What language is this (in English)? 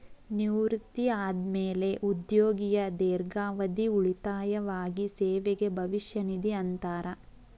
Kannada